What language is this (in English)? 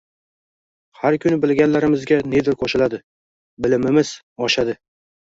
Uzbek